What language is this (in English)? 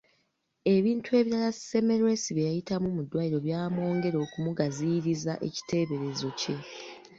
Ganda